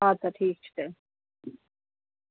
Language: Kashmiri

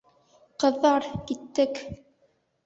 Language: Bashkir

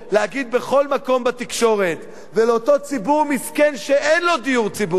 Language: Hebrew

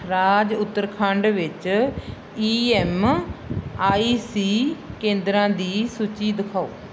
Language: Punjabi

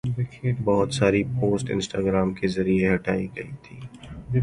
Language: Urdu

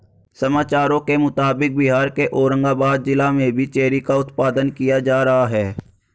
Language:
Hindi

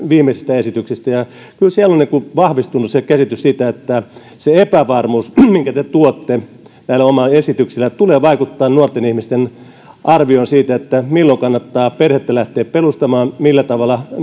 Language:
Finnish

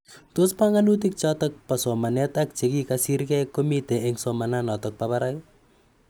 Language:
Kalenjin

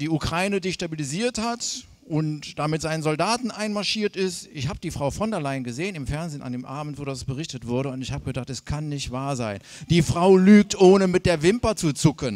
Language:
German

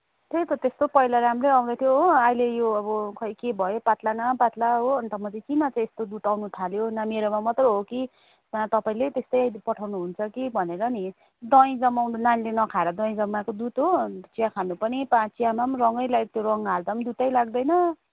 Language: Nepali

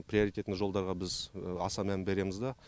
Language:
Kazakh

